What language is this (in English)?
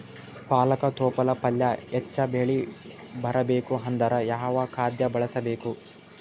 Kannada